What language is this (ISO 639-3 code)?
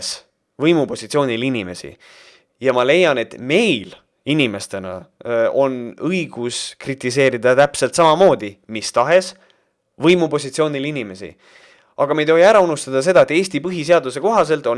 est